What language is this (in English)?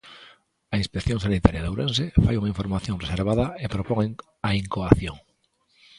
Galician